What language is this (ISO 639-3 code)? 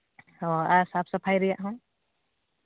sat